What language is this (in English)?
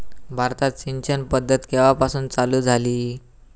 Marathi